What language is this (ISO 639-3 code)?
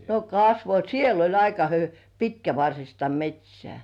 fin